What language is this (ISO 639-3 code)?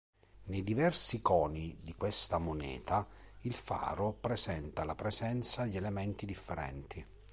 ita